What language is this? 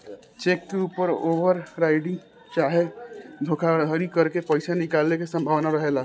Bhojpuri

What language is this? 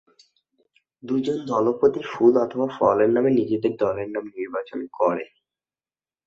Bangla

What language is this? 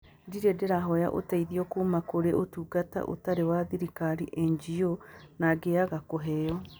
Kikuyu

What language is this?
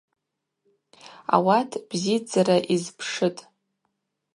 Abaza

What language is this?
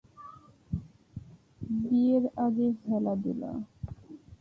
Bangla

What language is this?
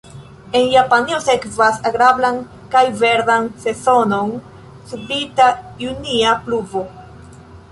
Esperanto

